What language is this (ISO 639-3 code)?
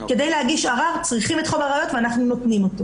heb